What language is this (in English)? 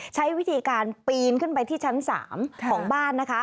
Thai